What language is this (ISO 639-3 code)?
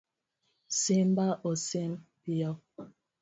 luo